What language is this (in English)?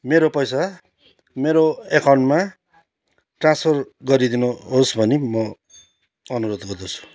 Nepali